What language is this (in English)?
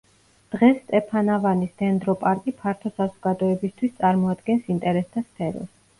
Georgian